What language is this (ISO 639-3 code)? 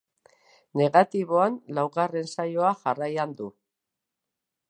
eus